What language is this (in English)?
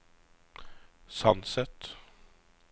Norwegian